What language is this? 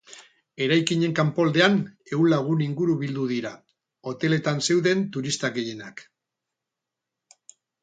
Basque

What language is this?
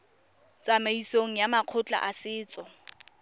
Tswana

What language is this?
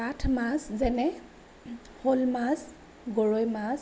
Assamese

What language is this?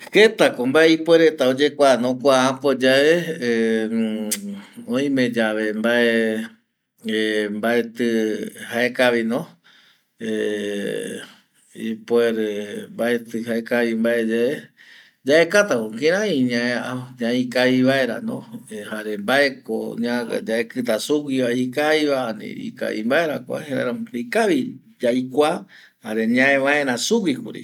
Eastern Bolivian Guaraní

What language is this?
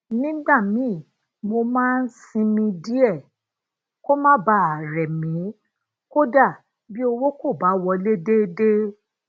Yoruba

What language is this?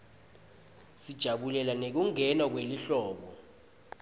Swati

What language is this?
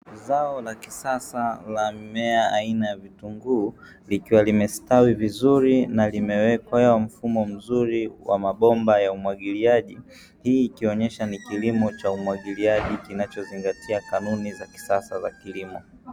Swahili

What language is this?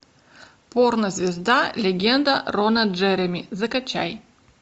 Russian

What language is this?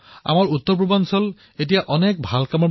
Assamese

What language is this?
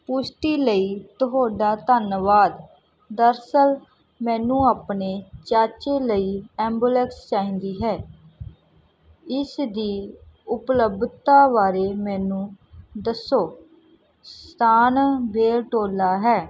Punjabi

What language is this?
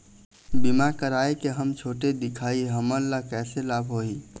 Chhattisgarhi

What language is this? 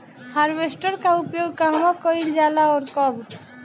Bhojpuri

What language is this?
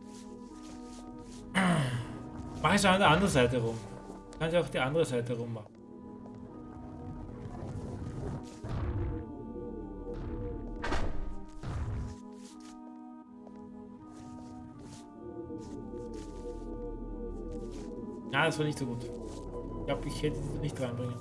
German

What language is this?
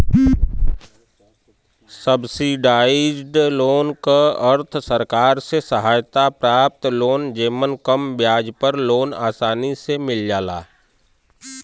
Bhojpuri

